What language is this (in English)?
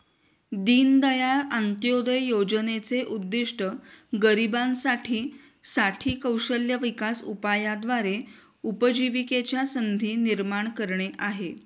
Marathi